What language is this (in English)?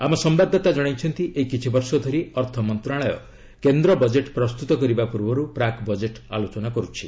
Odia